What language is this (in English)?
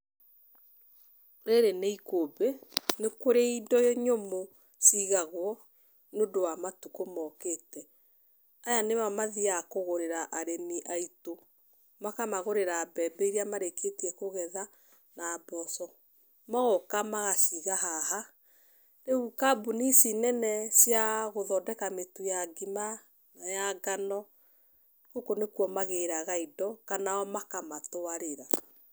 Kikuyu